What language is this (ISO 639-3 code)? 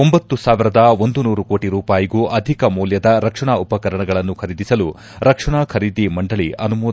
kan